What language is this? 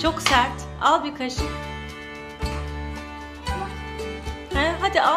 Turkish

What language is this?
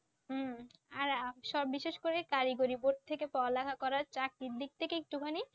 Bangla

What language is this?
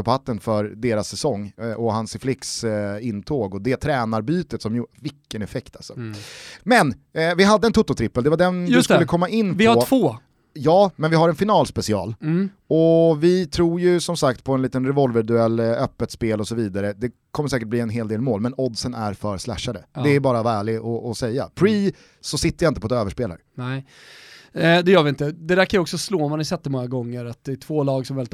Swedish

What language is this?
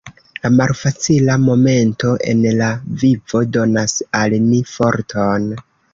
Esperanto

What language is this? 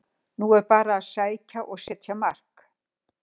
Icelandic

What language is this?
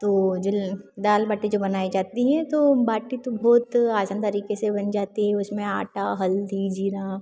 Hindi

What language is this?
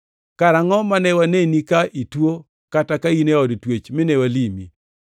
Luo (Kenya and Tanzania)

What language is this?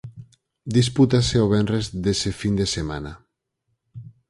Galician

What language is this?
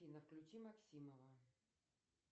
Russian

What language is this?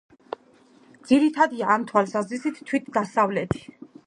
Georgian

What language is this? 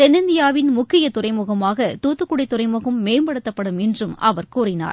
Tamil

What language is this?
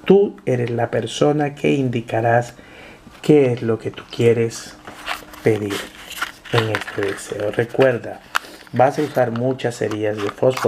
Spanish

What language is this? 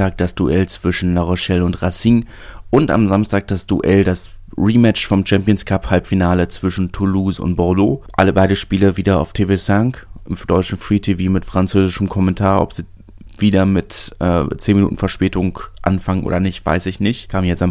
German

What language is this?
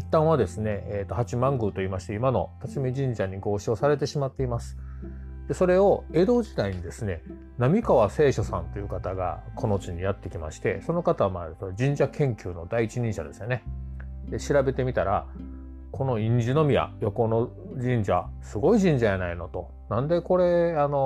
Japanese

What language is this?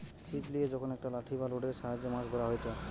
Bangla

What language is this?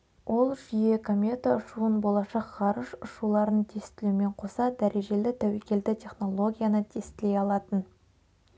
Kazakh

